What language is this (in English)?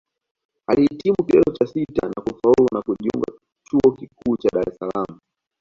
Swahili